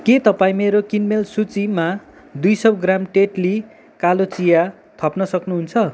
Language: Nepali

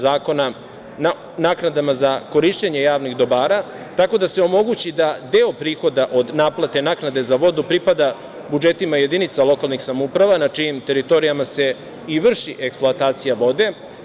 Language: Serbian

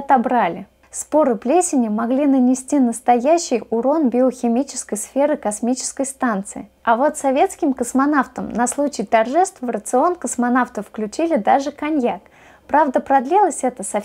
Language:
Russian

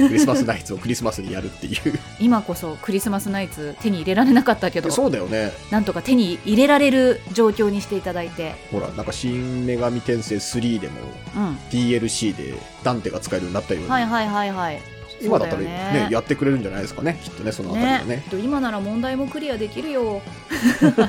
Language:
Japanese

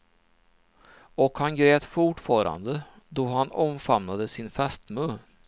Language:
Swedish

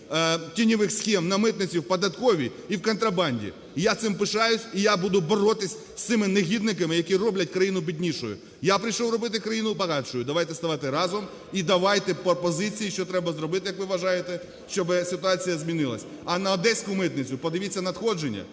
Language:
Ukrainian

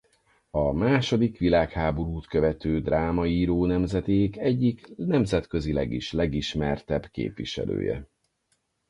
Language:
Hungarian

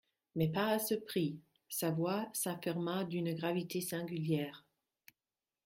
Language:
French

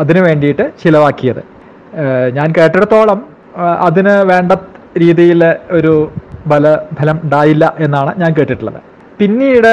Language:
Malayalam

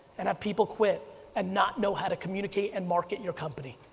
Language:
English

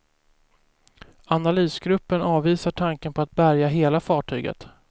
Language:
Swedish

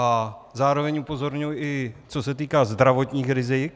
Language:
Czech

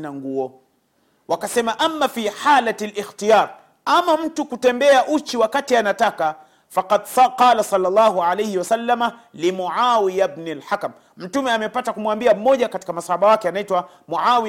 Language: Swahili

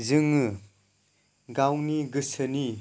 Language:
Bodo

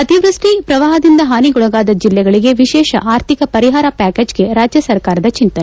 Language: Kannada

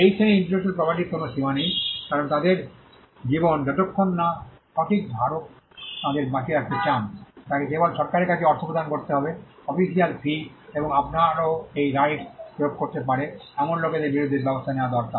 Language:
Bangla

